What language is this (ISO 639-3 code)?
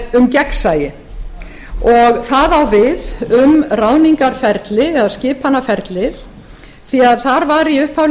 isl